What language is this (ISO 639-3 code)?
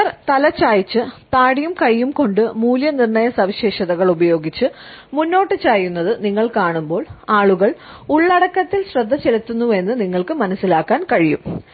mal